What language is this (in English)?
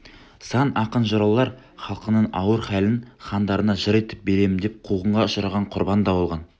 Kazakh